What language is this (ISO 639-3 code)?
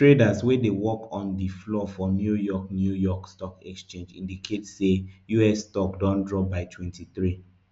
pcm